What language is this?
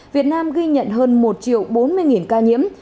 Vietnamese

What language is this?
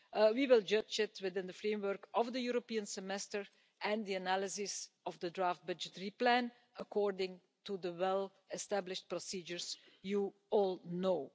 English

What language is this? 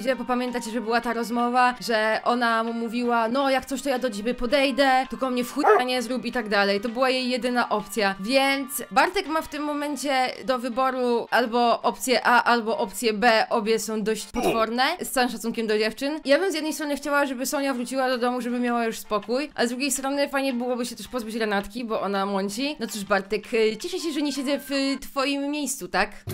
Polish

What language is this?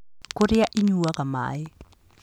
Kikuyu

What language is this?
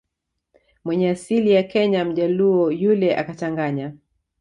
Swahili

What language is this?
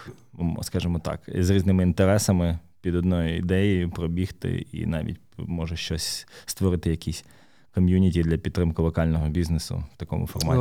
Ukrainian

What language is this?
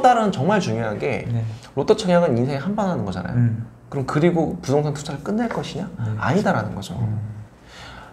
Korean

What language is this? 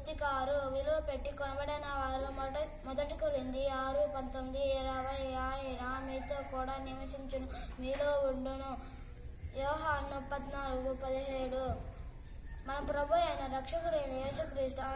Turkish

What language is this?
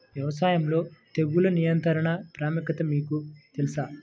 Telugu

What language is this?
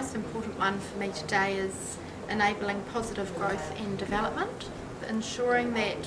English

